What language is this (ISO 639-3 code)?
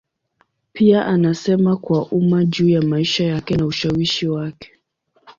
swa